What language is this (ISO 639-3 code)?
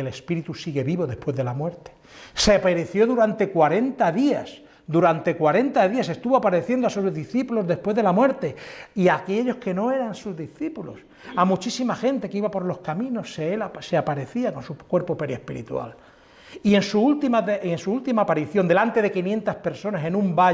spa